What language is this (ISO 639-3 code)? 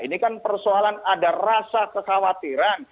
ind